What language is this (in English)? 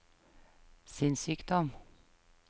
Norwegian